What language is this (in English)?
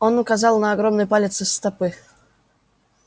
Russian